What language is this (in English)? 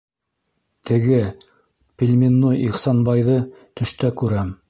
Bashkir